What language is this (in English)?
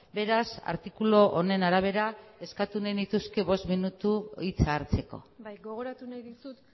Basque